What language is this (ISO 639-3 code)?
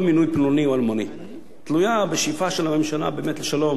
heb